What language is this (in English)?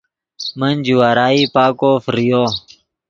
Yidgha